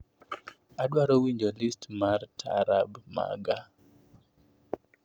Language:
Luo (Kenya and Tanzania)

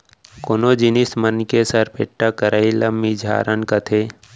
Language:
Chhattisgarhi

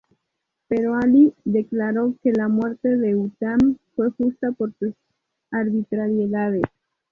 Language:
Spanish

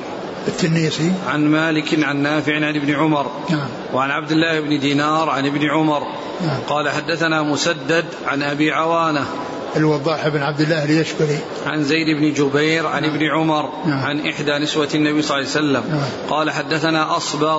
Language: Arabic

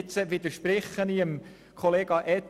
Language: Swiss German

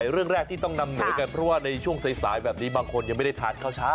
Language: Thai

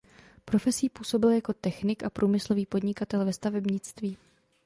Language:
Czech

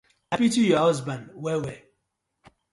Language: Nigerian Pidgin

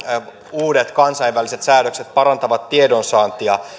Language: Finnish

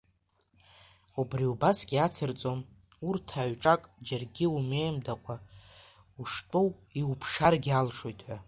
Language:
Abkhazian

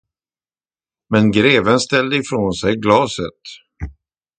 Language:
Swedish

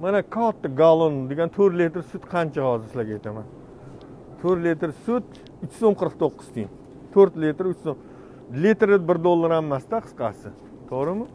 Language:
Turkish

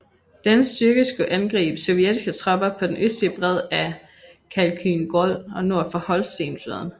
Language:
Danish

